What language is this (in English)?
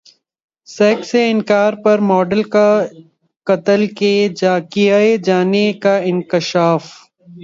Urdu